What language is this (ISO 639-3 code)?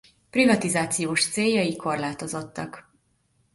hun